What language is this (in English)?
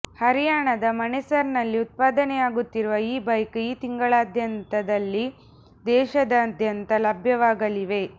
Kannada